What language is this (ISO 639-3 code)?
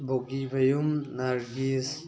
mni